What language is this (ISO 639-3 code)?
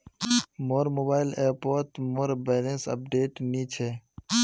mag